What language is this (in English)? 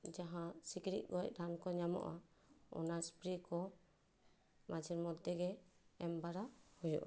Santali